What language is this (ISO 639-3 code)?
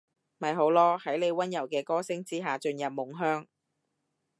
yue